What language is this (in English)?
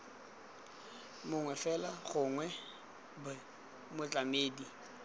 Tswana